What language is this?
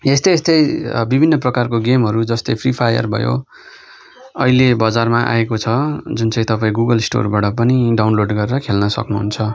Nepali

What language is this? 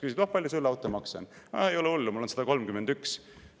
Estonian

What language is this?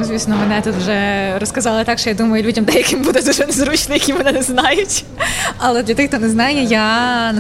Ukrainian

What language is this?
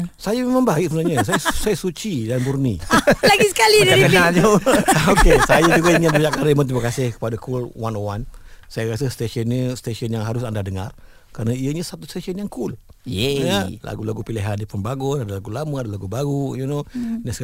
Malay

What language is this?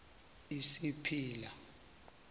South Ndebele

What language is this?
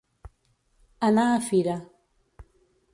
Catalan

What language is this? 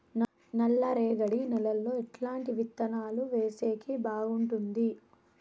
Telugu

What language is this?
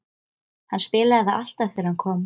Icelandic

